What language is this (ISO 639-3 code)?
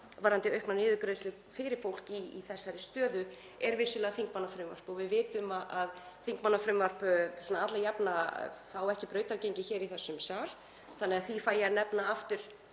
isl